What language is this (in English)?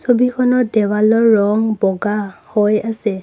Assamese